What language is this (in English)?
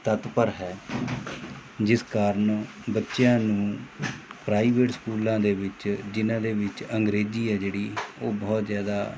Punjabi